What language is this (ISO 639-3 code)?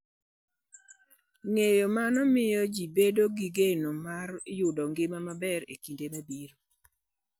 luo